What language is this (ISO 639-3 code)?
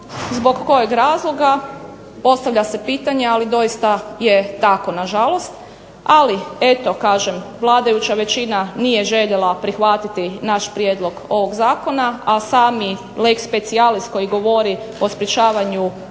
hrv